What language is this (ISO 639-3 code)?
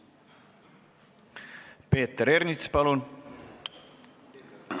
est